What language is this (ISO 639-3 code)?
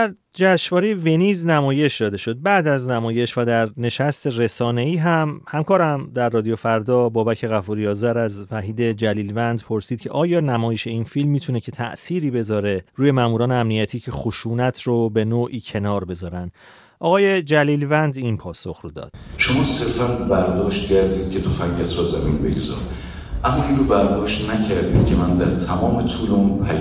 fas